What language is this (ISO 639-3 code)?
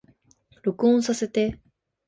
jpn